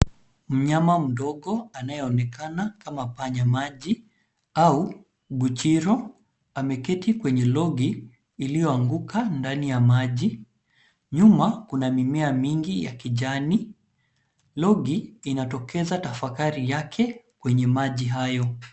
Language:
Swahili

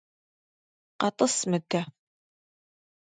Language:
Kabardian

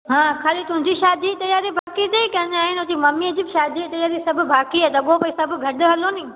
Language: Sindhi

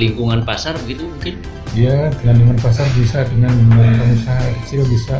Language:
Indonesian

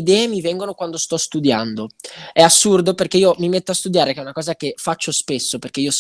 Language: Italian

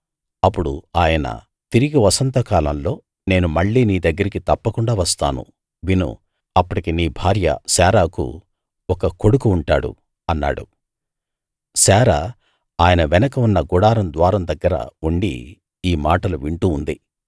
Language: Telugu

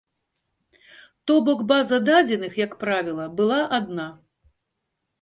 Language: Belarusian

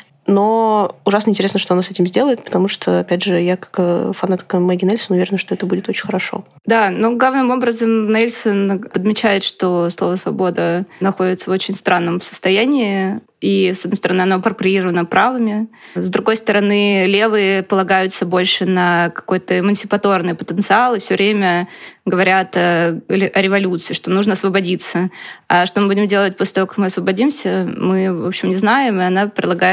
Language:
Russian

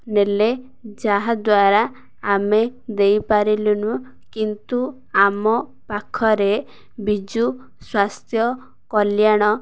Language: Odia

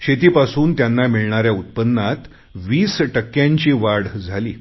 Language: Marathi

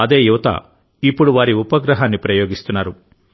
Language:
Telugu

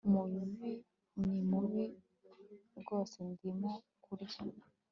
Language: Kinyarwanda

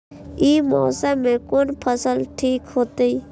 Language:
Maithili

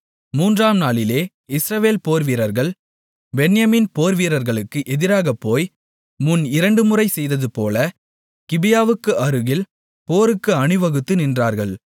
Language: Tamil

